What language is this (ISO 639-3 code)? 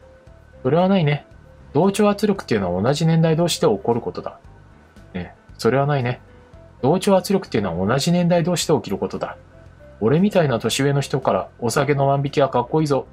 jpn